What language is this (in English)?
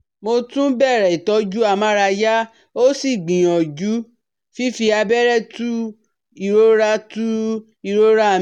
Yoruba